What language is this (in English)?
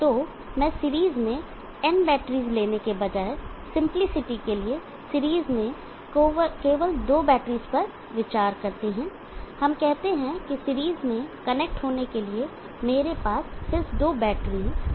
Hindi